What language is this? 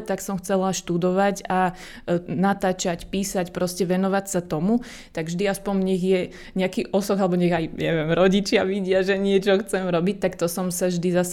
Slovak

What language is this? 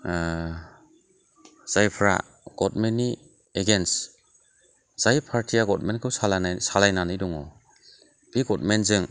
Bodo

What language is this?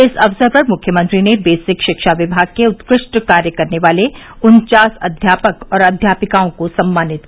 Hindi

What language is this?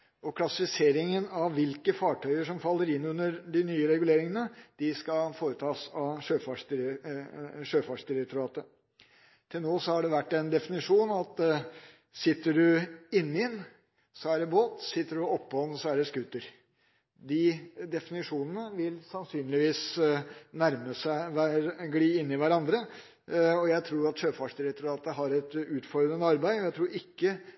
Norwegian Bokmål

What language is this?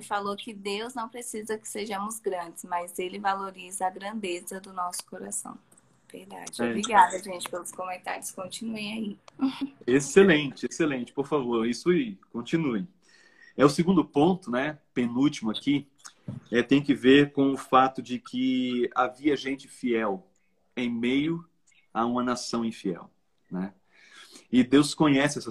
Portuguese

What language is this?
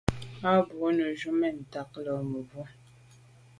Medumba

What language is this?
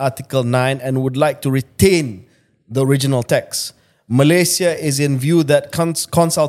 Malay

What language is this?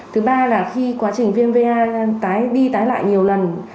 Vietnamese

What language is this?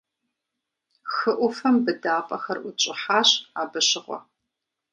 Kabardian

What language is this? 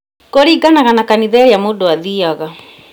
Kikuyu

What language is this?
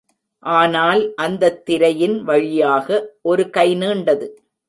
Tamil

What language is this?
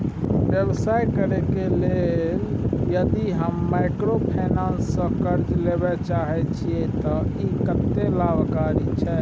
Maithili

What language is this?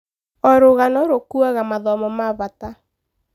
Kikuyu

